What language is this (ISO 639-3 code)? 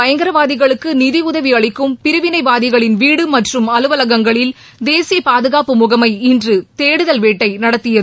tam